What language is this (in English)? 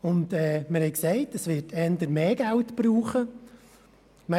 Swiss German